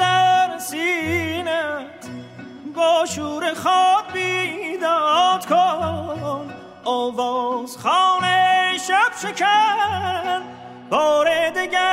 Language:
Persian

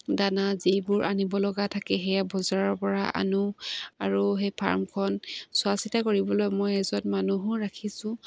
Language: Assamese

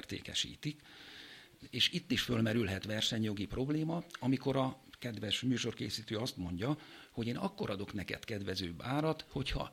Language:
Hungarian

